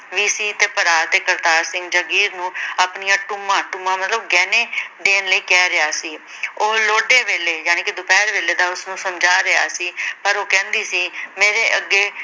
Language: Punjabi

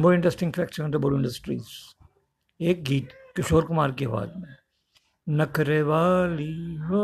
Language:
Hindi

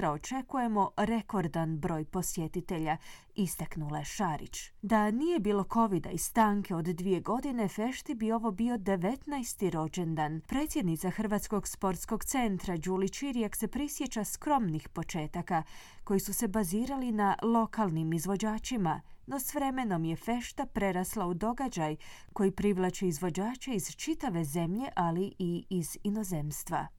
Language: Croatian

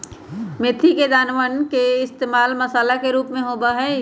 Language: Magahi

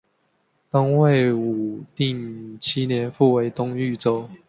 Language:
Chinese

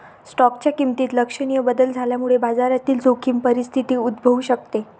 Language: Marathi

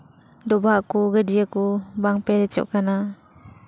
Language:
Santali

